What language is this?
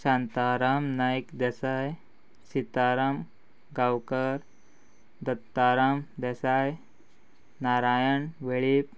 Konkani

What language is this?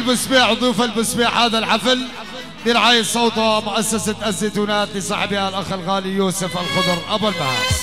Arabic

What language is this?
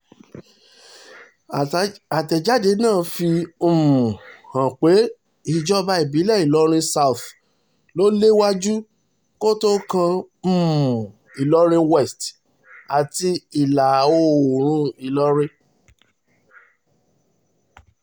Yoruba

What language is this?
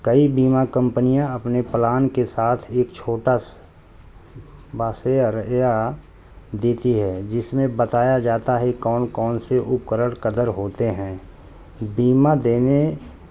Urdu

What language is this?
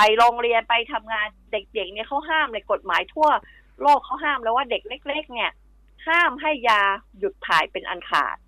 Thai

